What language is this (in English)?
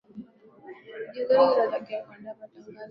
Swahili